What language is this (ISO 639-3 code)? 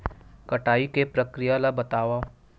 hne